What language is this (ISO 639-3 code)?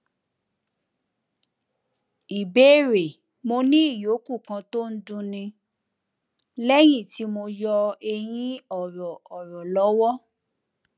yor